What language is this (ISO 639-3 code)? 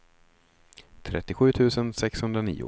swe